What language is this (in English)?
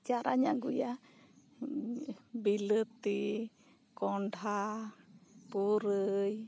Santali